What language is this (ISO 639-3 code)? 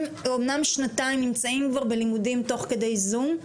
heb